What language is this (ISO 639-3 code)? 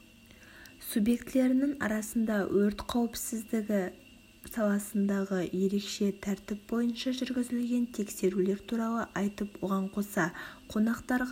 kaz